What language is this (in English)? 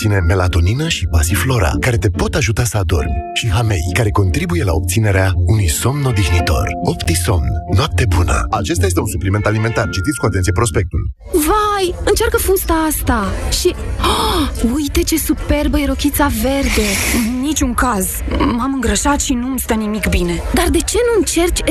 Romanian